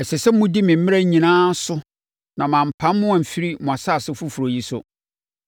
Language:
Akan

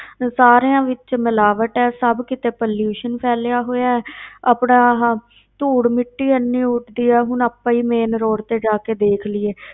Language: Punjabi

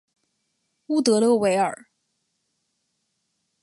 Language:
Chinese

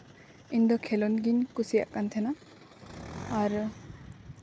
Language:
Santali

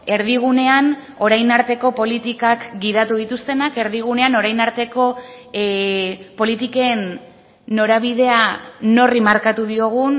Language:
Basque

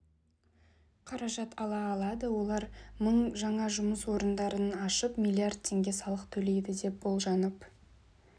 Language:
Kazakh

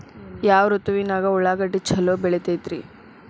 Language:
Kannada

